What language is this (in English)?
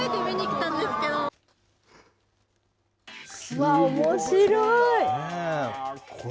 Japanese